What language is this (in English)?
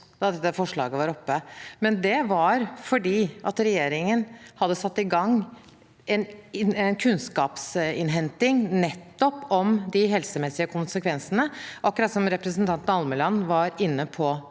Norwegian